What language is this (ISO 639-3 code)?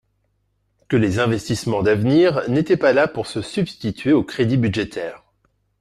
fra